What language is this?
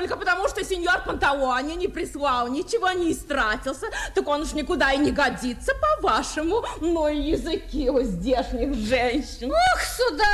Russian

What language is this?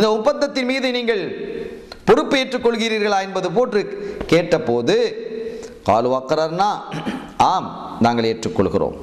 Arabic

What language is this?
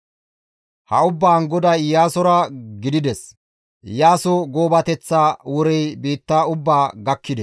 Gamo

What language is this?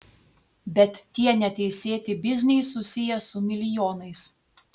Lithuanian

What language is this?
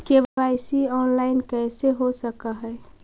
Magahi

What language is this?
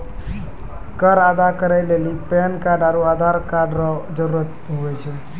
Maithili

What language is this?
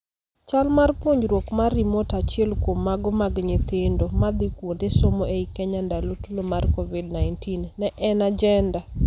Luo (Kenya and Tanzania)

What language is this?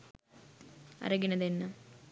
Sinhala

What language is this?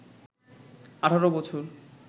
Bangla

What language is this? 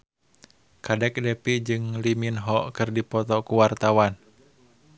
Sundanese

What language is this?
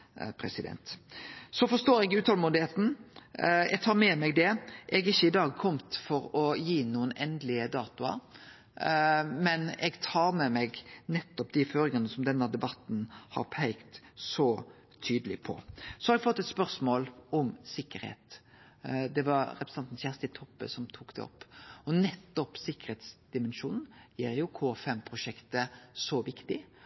Norwegian Nynorsk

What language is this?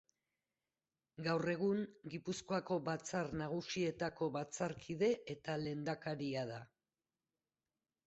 Basque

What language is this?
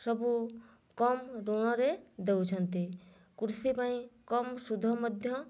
Odia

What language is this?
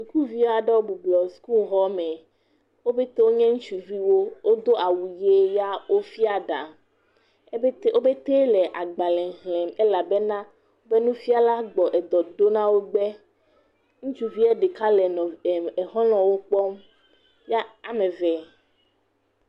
Ewe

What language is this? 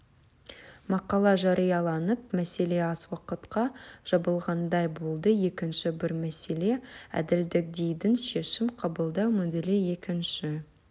Kazakh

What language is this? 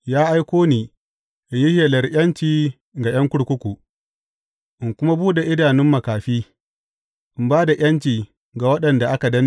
Hausa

